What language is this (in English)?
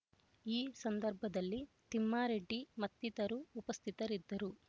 Kannada